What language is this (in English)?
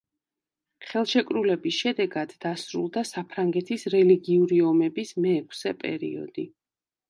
Georgian